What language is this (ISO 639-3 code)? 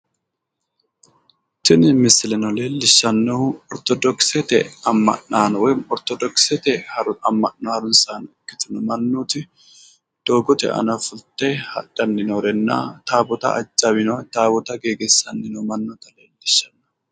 sid